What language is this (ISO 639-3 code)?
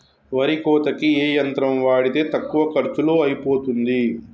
tel